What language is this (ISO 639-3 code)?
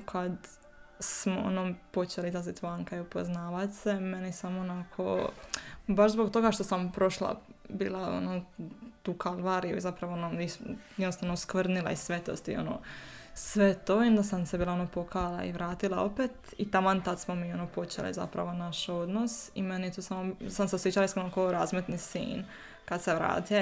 hrv